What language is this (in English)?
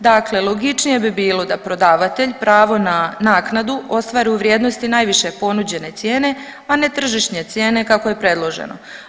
Croatian